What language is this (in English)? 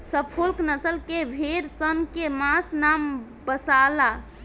Bhojpuri